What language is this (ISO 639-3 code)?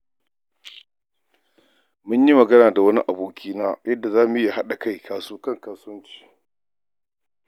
hau